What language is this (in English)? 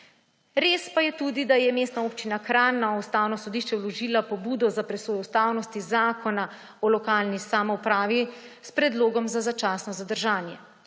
Slovenian